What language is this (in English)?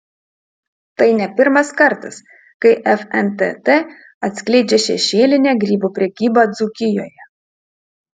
Lithuanian